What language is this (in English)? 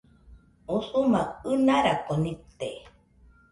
Nüpode Huitoto